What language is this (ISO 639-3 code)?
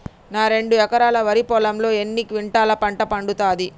tel